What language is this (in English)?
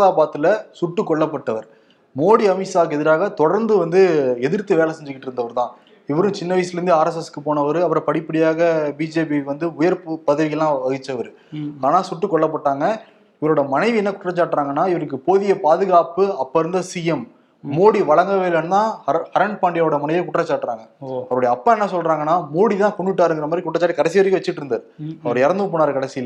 Tamil